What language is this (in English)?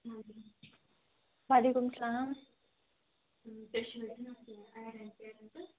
Kashmiri